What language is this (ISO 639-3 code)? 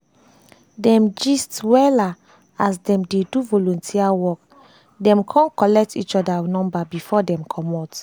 pcm